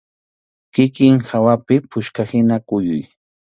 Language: Arequipa-La Unión Quechua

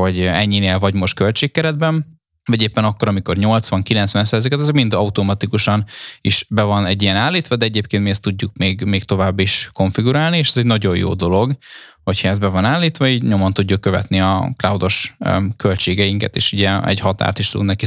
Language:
Hungarian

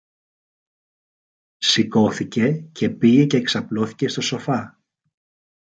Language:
Greek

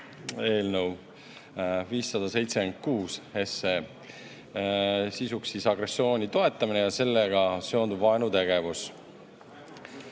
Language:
Estonian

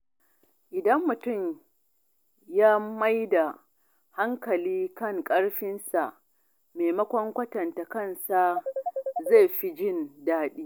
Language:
Hausa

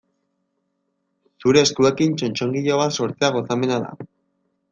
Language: Basque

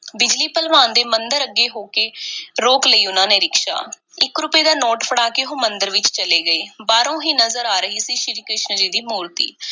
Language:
Punjabi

